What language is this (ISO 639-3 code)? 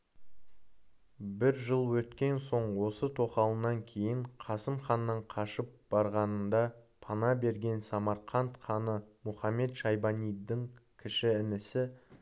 kaz